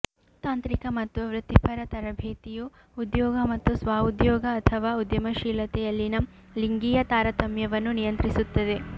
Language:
Kannada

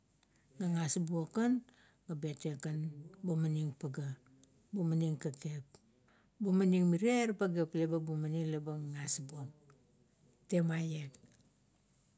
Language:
Kuot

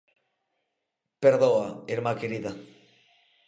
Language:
Galician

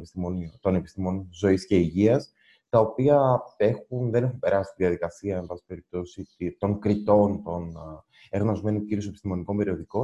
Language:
Greek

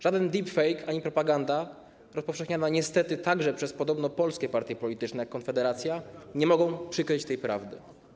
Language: Polish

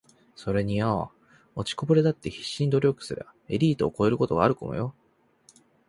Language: Japanese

